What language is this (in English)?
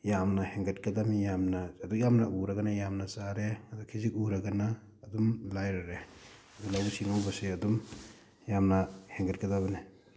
Manipuri